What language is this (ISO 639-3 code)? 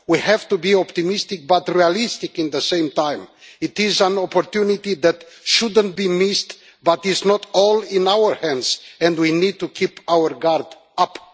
eng